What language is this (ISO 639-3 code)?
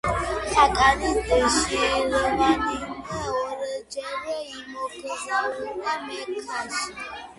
kat